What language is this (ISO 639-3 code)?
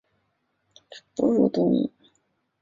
zho